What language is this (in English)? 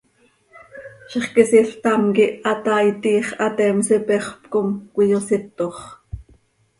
Seri